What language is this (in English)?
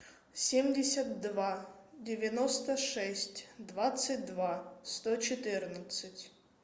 Russian